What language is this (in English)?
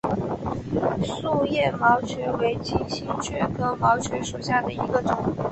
Chinese